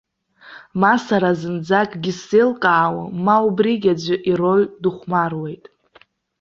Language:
Abkhazian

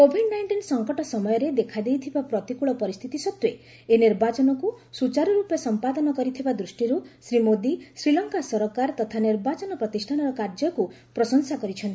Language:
Odia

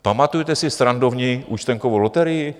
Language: Czech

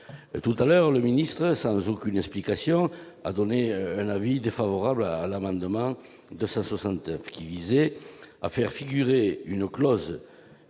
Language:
French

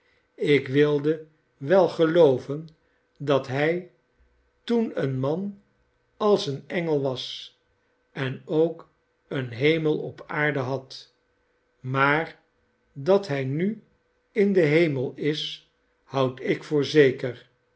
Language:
Dutch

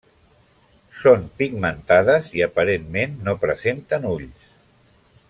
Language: Catalan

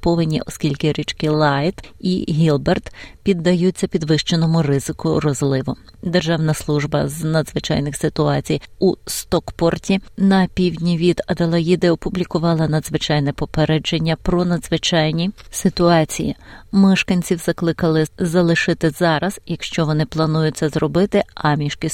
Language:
Ukrainian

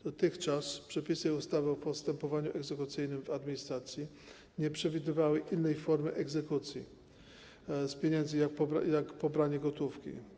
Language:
Polish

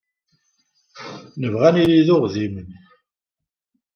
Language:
Kabyle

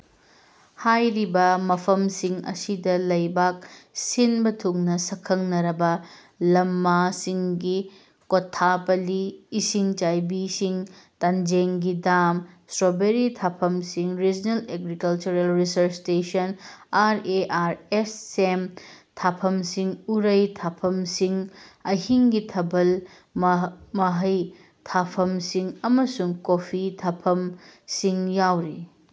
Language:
Manipuri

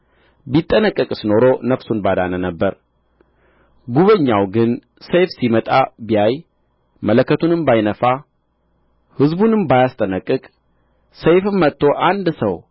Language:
Amharic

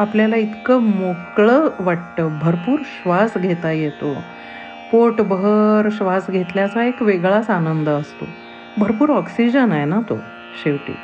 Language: Marathi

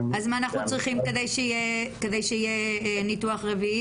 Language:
Hebrew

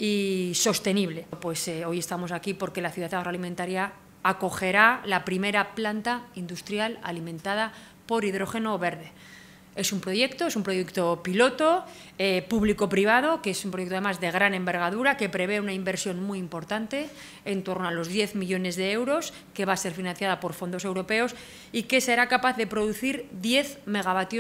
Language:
Spanish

